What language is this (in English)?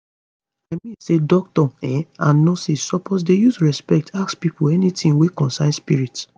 Nigerian Pidgin